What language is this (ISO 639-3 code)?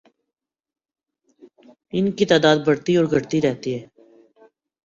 urd